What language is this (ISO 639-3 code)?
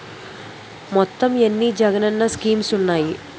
tel